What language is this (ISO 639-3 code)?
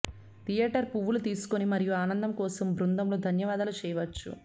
tel